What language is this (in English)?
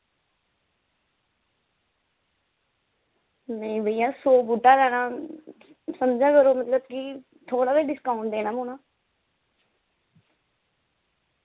Dogri